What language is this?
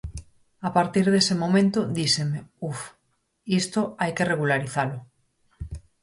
Galician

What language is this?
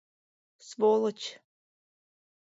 Mari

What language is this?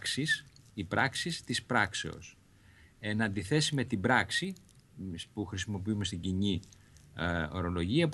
Greek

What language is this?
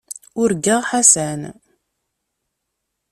Kabyle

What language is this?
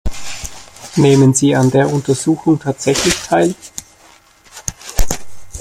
German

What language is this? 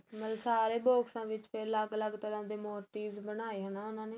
Punjabi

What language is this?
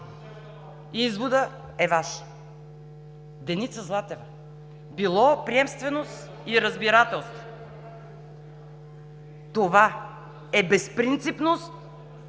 Bulgarian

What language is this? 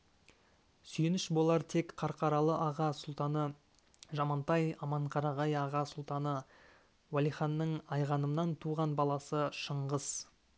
Kazakh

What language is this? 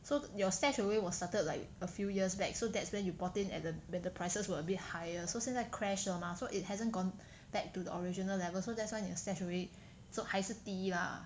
English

